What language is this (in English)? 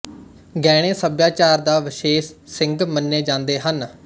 Punjabi